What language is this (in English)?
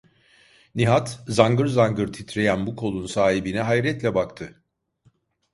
Turkish